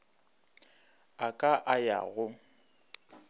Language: Northern Sotho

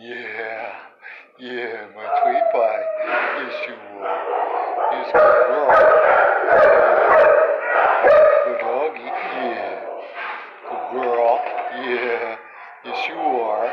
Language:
English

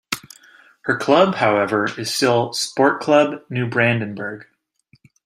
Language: English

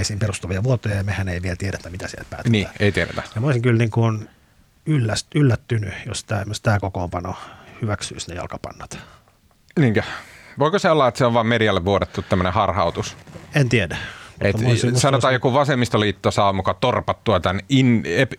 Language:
Finnish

